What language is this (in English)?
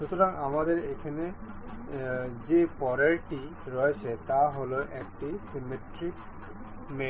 Bangla